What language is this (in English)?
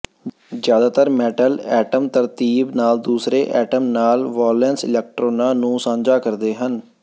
Punjabi